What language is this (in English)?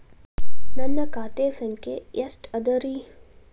Kannada